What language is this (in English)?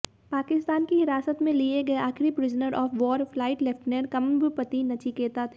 Hindi